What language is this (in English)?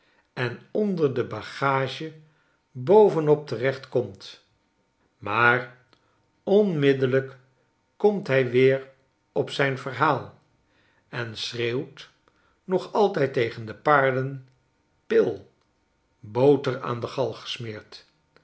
Dutch